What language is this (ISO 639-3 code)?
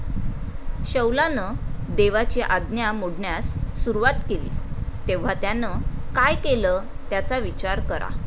mar